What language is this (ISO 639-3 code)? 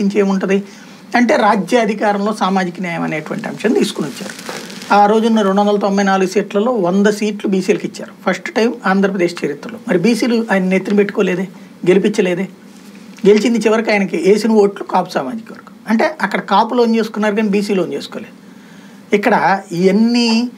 tel